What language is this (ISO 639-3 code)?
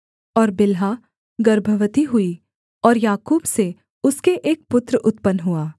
hin